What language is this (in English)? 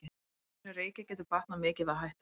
Icelandic